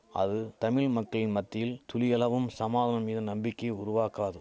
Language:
Tamil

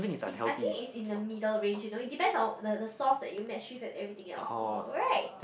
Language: English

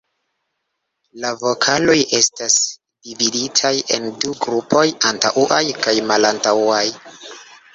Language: Esperanto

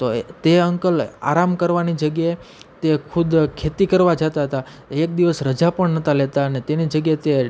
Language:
Gujarati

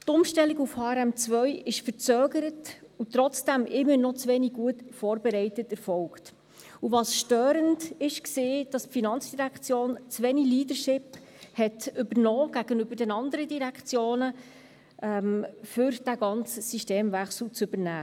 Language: Swiss German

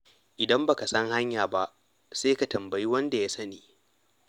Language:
Hausa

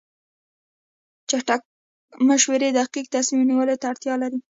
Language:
Pashto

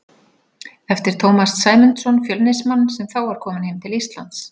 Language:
Icelandic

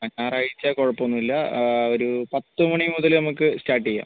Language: Malayalam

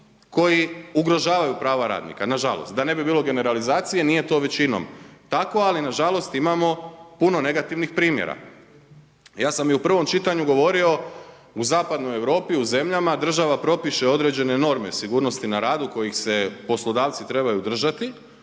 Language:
Croatian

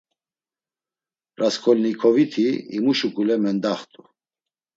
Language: Laz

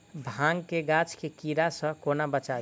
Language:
Maithili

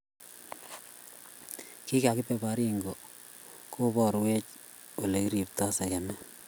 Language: Kalenjin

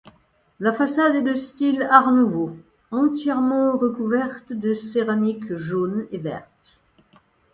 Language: French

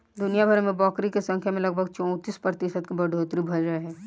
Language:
Bhojpuri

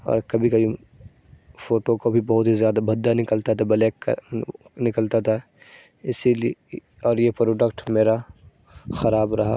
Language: Urdu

